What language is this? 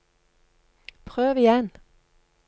Norwegian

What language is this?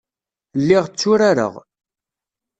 Kabyle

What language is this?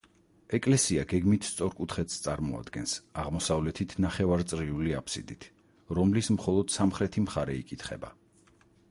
Georgian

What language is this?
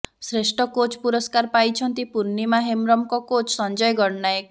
Odia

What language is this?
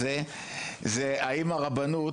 Hebrew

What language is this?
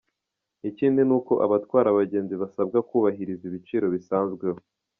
Kinyarwanda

